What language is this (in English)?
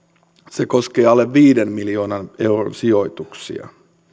Finnish